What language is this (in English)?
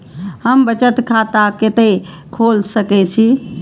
Maithili